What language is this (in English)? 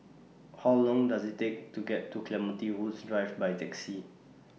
English